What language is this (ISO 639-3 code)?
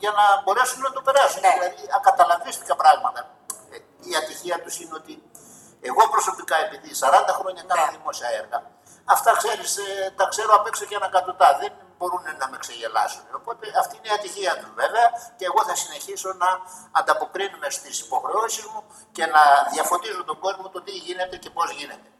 ell